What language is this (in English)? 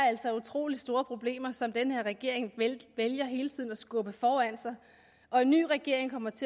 Danish